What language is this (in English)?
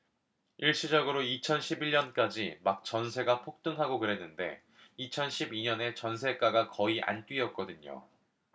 Korean